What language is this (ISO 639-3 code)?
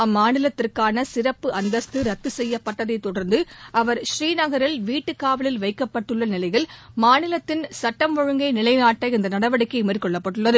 tam